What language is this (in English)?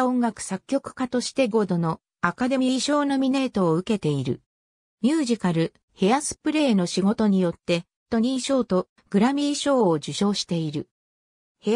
Japanese